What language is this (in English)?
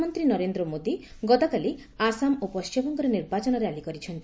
Odia